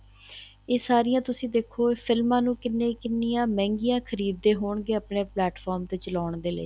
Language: Punjabi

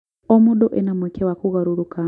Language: Kikuyu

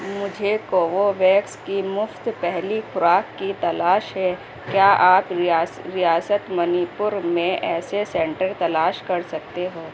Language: Urdu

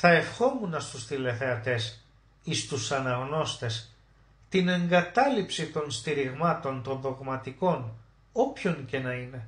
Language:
Greek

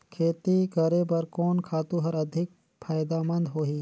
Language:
Chhattisgarhi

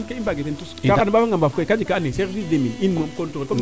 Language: Serer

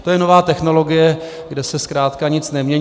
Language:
Czech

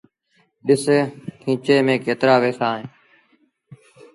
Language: Sindhi Bhil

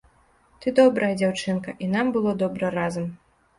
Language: Belarusian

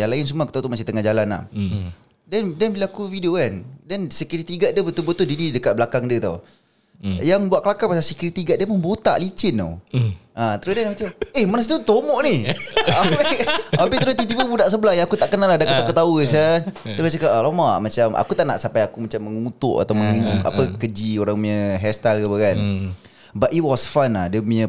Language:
Malay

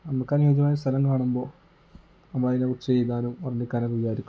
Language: Malayalam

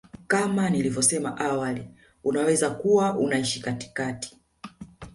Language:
Swahili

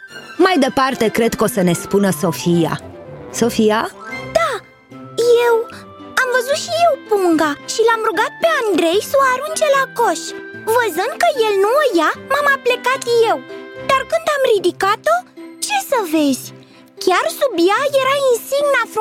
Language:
Romanian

